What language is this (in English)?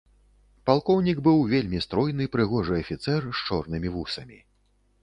Belarusian